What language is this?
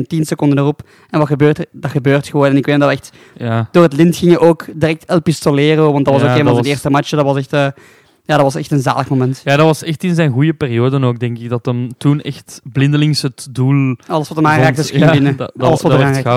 Dutch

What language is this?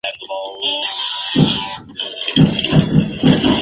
Spanish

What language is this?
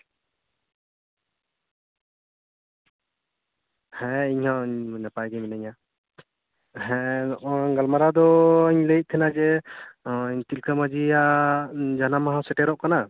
Santali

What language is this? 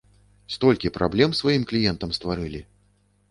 Belarusian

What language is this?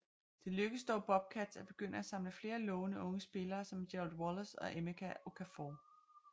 Danish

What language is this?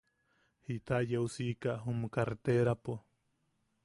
Yaqui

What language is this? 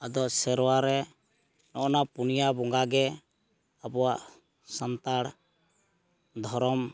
Santali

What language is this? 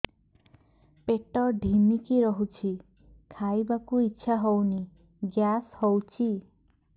Odia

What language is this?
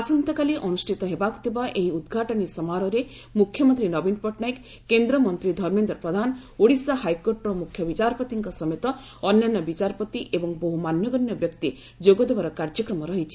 Odia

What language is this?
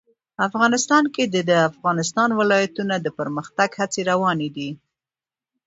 Pashto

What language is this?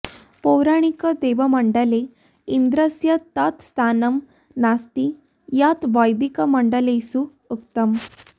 Sanskrit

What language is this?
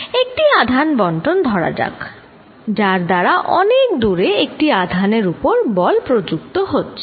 Bangla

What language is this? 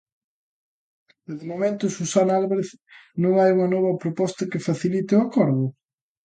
Galician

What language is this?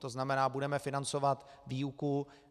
Czech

